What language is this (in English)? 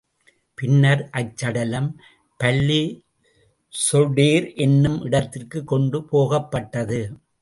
Tamil